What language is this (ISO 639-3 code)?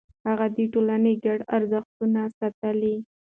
pus